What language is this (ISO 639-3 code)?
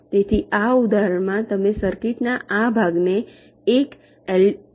guj